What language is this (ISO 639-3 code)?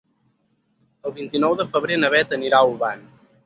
cat